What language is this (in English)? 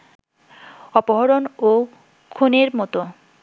Bangla